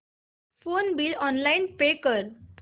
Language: Marathi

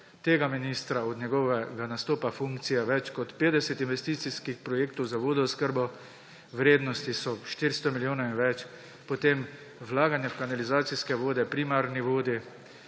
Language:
Slovenian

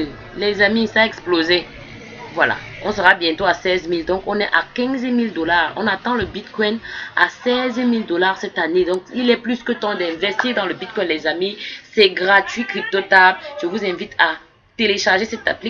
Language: French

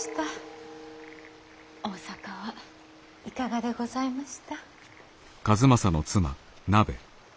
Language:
Japanese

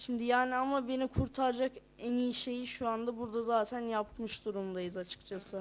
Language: Turkish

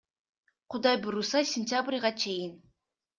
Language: Kyrgyz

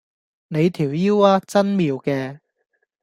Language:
Cantonese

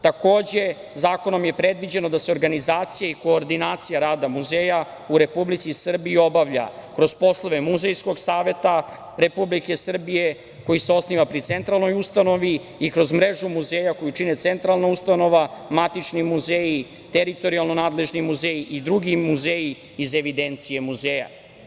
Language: Serbian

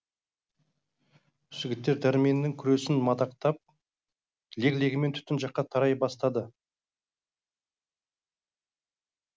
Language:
Kazakh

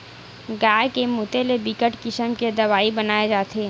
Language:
Chhattisgarhi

